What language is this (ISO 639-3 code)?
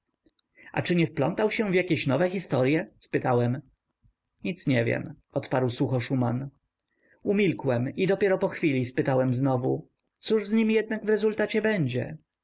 pol